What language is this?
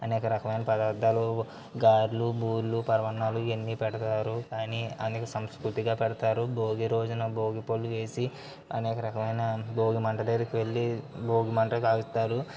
Telugu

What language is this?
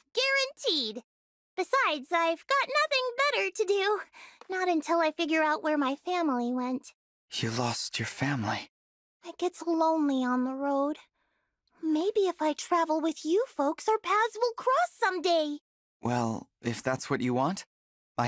English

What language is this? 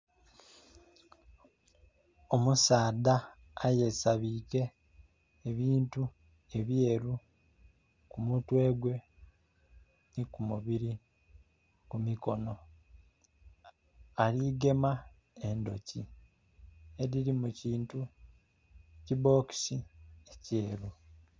Soga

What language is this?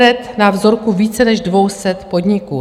Czech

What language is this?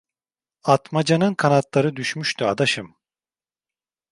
Turkish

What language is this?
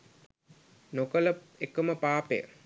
Sinhala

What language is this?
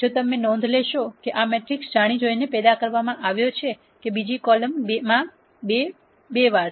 Gujarati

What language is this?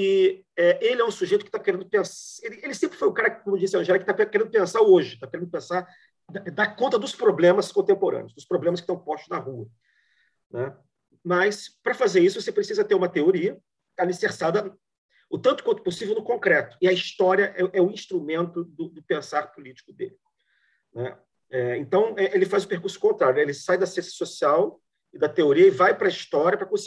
Portuguese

